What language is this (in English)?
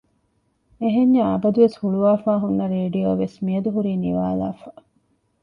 Divehi